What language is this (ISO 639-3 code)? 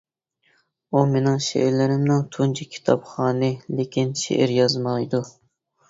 uig